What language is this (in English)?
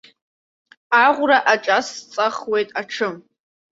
Abkhazian